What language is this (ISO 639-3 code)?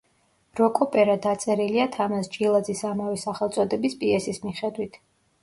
kat